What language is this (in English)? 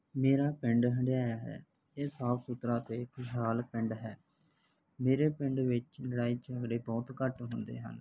Punjabi